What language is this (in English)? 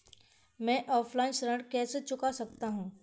Hindi